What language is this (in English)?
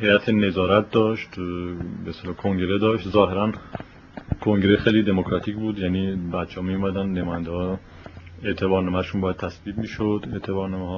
Persian